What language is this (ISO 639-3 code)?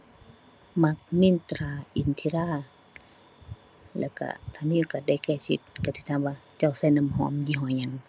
tha